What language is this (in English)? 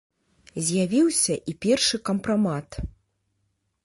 Belarusian